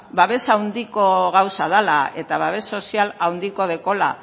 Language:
Basque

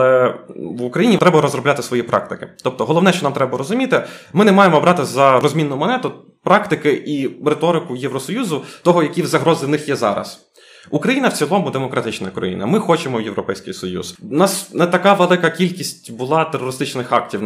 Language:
Ukrainian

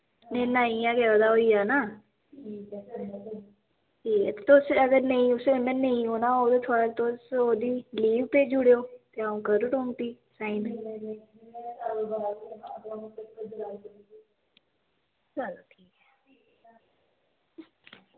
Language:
Dogri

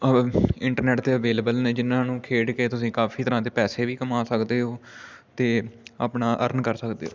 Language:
Punjabi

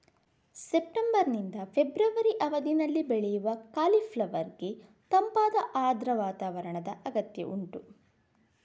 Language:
Kannada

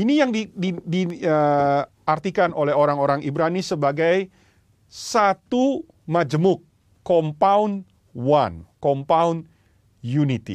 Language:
Indonesian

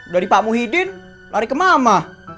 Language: Indonesian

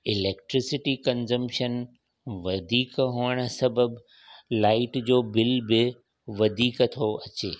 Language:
Sindhi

